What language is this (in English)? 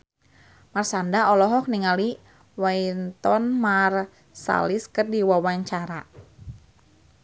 Sundanese